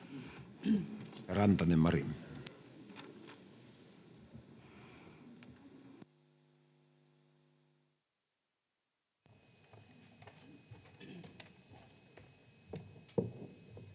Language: Finnish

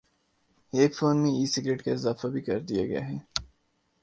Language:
Urdu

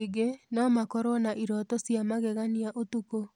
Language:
Kikuyu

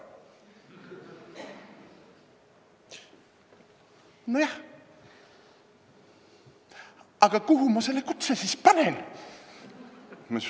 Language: Estonian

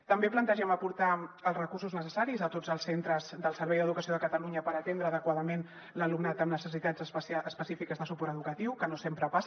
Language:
Catalan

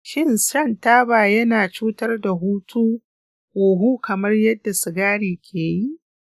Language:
Hausa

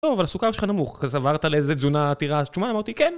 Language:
Hebrew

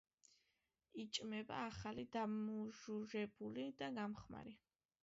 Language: Georgian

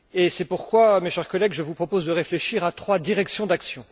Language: French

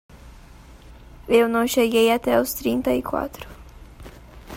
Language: Portuguese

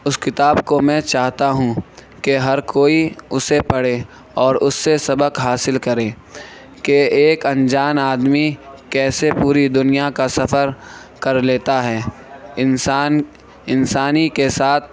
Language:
Urdu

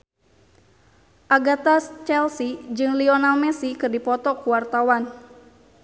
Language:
Sundanese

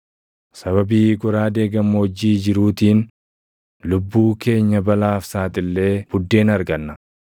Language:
Oromo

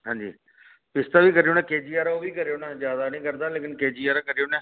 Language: Dogri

